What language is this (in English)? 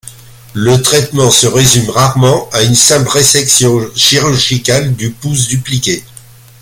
French